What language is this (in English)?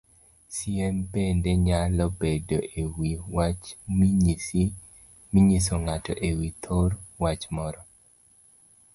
Luo (Kenya and Tanzania)